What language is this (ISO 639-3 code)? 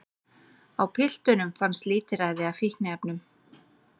isl